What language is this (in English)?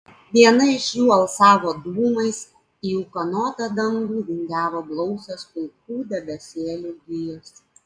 Lithuanian